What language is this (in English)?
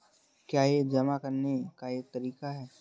Hindi